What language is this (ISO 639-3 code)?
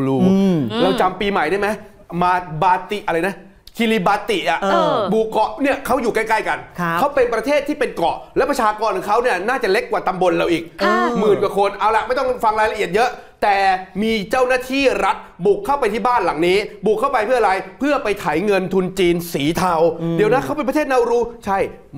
tha